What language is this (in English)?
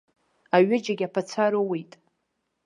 Abkhazian